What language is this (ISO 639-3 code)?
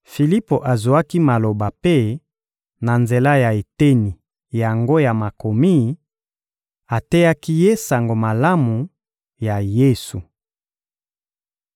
lin